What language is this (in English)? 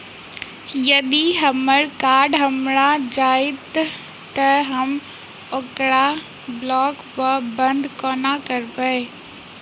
Maithili